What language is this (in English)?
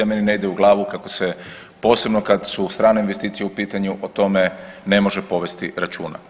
Croatian